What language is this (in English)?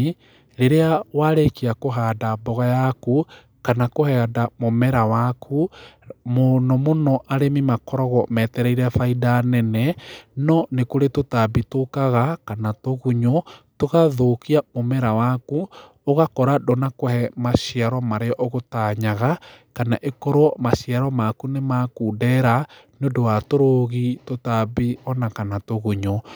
Kikuyu